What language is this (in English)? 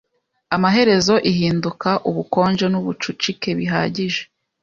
Kinyarwanda